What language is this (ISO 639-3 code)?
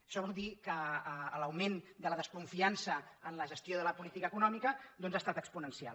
cat